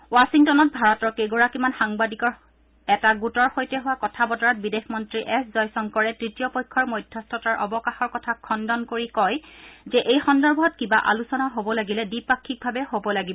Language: Assamese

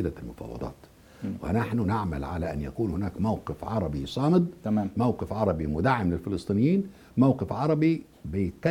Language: Arabic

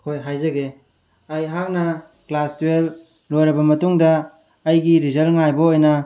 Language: Manipuri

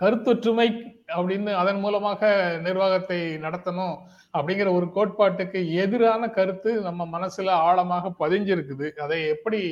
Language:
Tamil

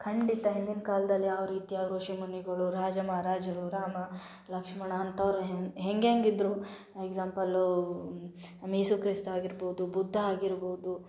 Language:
Kannada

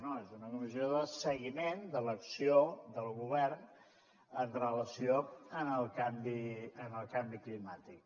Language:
Catalan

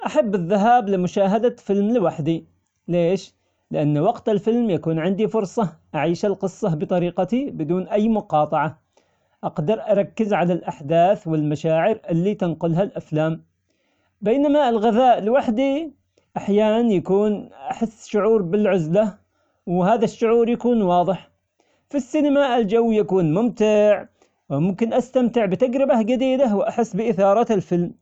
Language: Omani Arabic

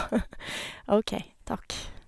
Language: Norwegian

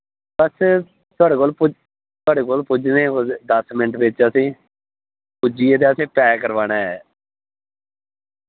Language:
Dogri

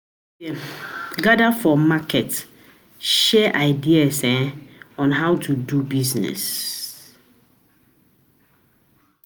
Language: Nigerian Pidgin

